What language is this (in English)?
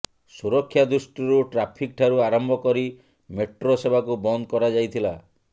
Odia